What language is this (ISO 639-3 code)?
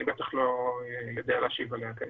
heb